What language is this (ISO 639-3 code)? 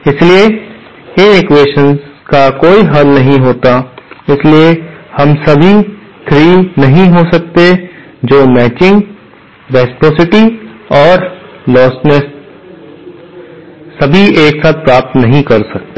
hin